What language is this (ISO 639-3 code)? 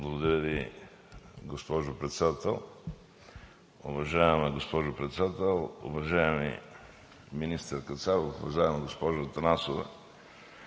bul